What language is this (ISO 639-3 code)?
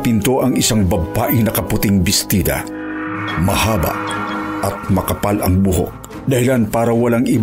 fil